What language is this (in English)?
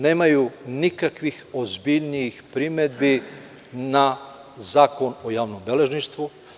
Serbian